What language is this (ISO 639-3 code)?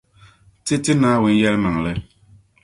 dag